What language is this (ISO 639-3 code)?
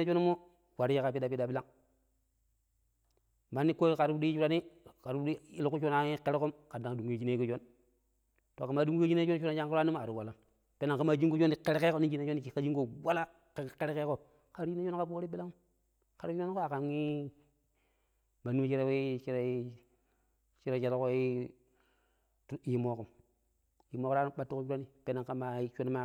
pip